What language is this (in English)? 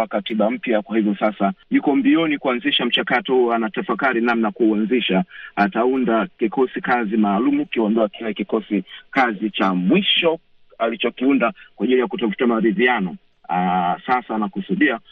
Swahili